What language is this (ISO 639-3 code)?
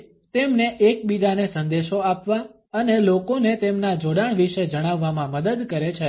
guj